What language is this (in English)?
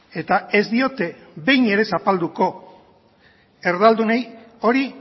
Basque